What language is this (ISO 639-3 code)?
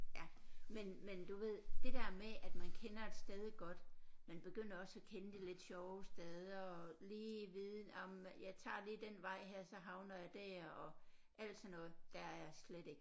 dan